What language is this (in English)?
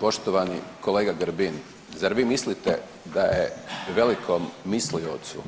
Croatian